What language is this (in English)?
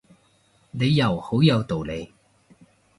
Cantonese